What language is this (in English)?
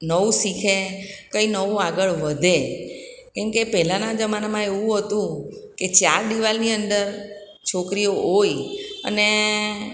Gujarati